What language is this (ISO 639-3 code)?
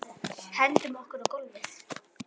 isl